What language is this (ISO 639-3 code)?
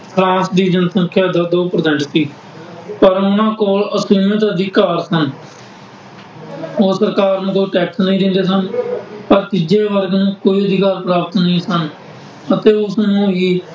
pan